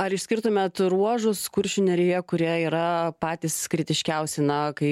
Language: Lithuanian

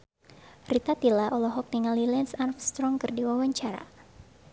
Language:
Sundanese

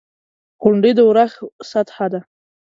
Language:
Pashto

